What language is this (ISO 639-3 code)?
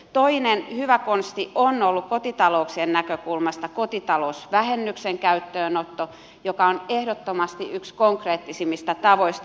fin